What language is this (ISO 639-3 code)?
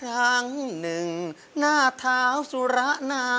tha